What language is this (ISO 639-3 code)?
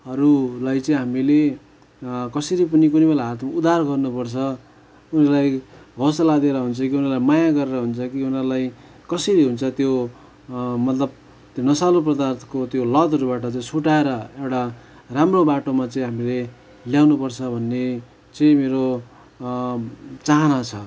nep